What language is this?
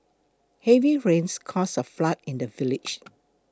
English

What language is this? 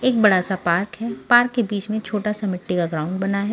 Hindi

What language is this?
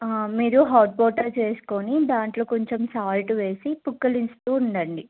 Telugu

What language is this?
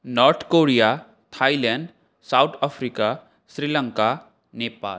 Sanskrit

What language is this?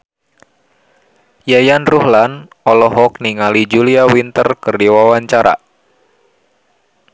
Sundanese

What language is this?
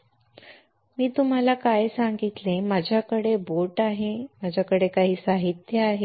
Marathi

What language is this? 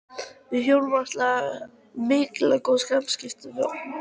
Icelandic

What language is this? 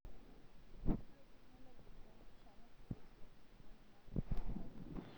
Masai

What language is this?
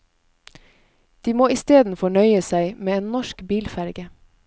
Norwegian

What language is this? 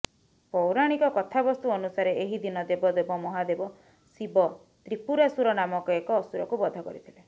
Odia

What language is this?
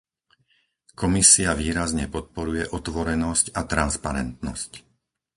Slovak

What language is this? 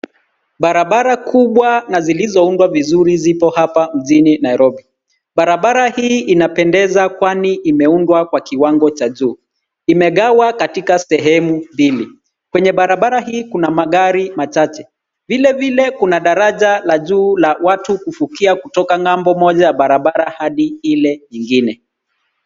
Swahili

